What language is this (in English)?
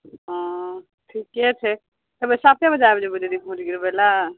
Maithili